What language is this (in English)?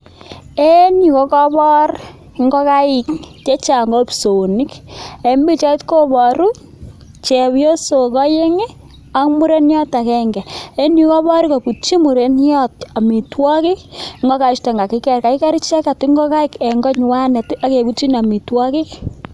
Kalenjin